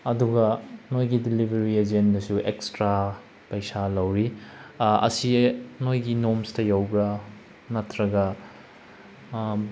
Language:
Manipuri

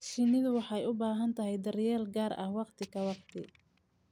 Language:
Somali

